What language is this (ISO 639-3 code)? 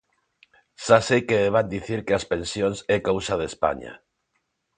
glg